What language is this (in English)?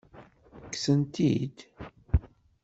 Kabyle